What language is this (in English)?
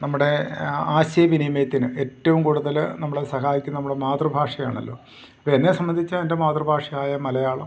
Malayalam